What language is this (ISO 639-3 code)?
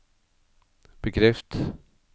nor